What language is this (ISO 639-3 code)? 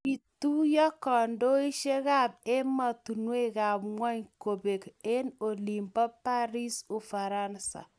kln